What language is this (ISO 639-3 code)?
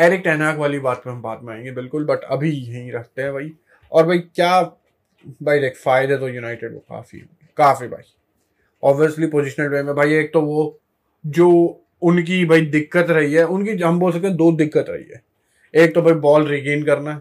hin